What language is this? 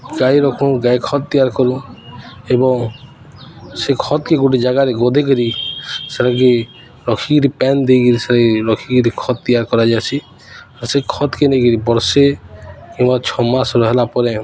Odia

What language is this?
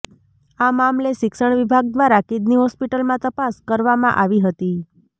Gujarati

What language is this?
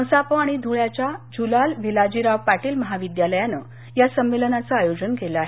Marathi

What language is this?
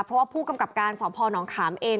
Thai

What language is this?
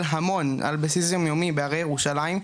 Hebrew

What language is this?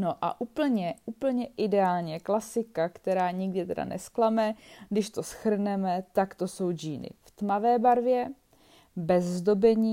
Czech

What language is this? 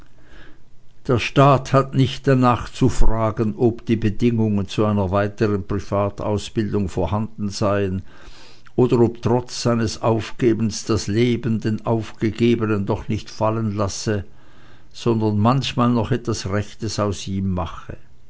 German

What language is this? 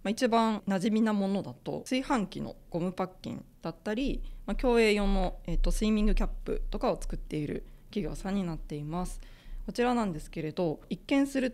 Japanese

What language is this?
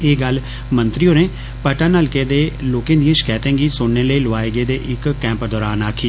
Dogri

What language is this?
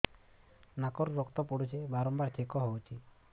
Odia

